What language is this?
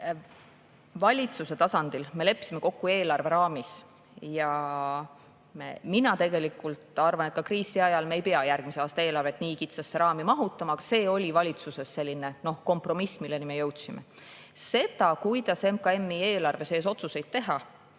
Estonian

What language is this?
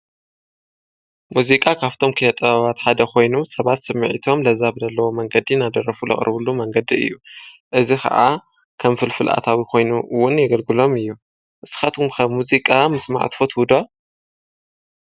Tigrinya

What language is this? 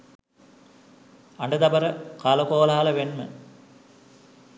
Sinhala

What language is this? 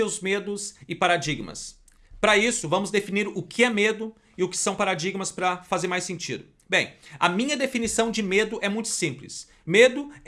Portuguese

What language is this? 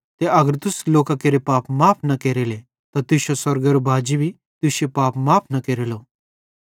Bhadrawahi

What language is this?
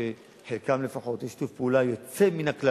Hebrew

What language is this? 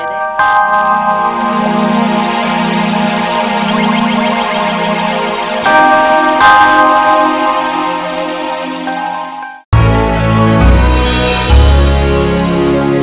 Indonesian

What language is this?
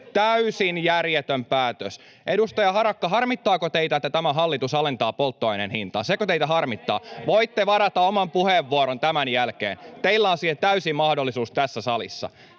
Finnish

